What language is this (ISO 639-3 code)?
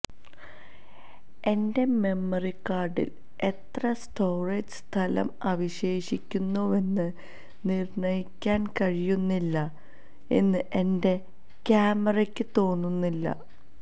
mal